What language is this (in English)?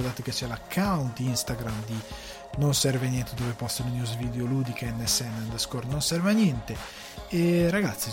Italian